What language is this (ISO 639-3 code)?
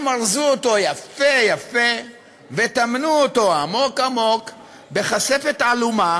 heb